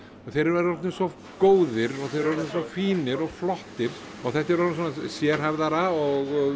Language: Icelandic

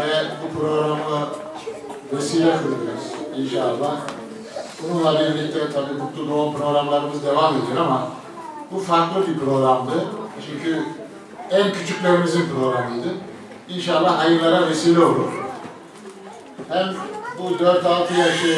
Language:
Turkish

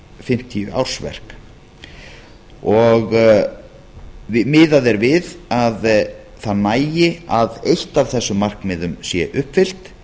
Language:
Icelandic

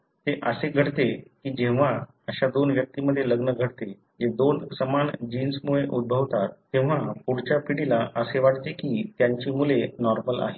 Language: Marathi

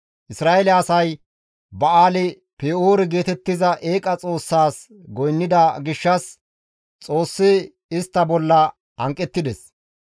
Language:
Gamo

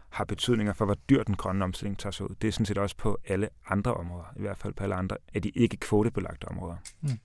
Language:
Danish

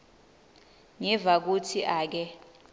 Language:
Swati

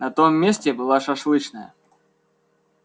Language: Russian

